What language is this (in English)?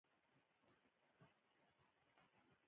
Pashto